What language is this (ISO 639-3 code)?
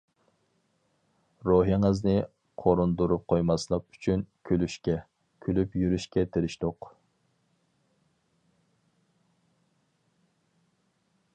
uig